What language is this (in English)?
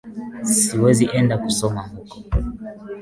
Swahili